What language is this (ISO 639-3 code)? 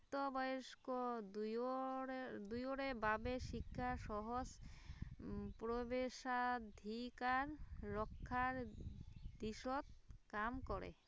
asm